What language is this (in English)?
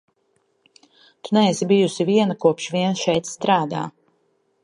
Latvian